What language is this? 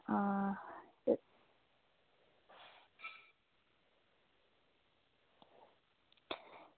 Dogri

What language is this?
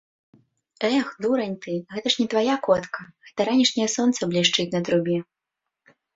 Belarusian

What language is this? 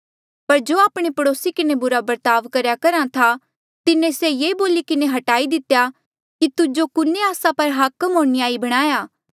Mandeali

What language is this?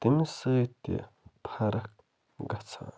Kashmiri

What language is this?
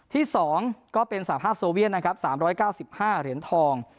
Thai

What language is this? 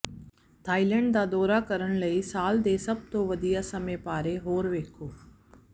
Punjabi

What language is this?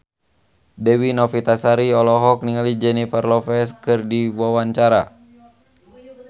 Sundanese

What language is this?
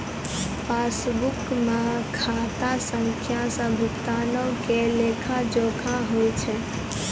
Maithili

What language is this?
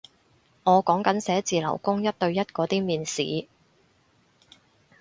Cantonese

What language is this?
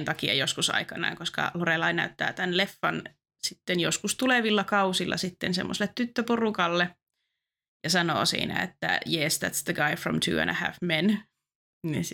Finnish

